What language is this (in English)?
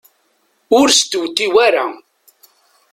Kabyle